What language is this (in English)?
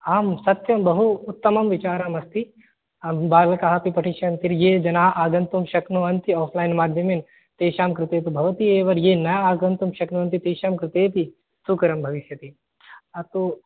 Sanskrit